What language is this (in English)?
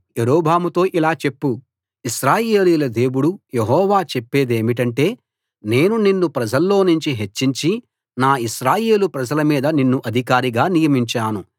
Telugu